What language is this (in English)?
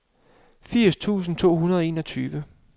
Danish